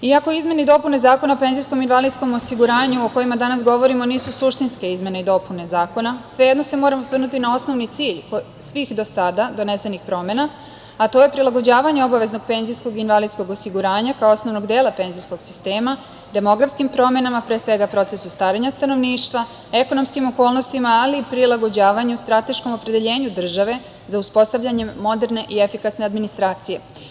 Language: Serbian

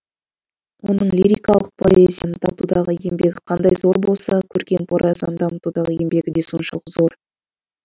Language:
Kazakh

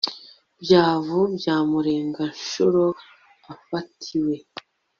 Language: Kinyarwanda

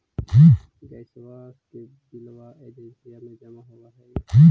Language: Magahi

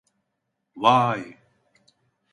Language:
Turkish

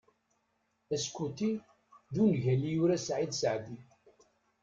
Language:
Kabyle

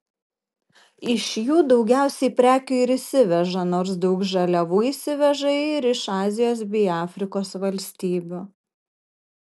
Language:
Lithuanian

